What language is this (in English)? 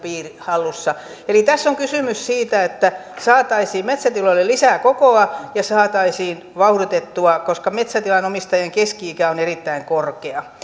Finnish